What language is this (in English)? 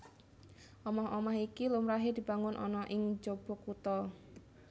Javanese